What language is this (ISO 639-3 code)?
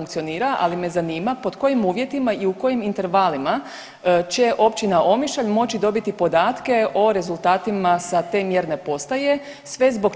hrv